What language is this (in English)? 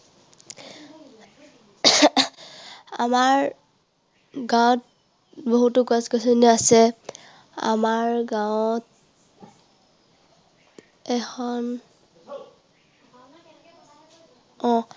Assamese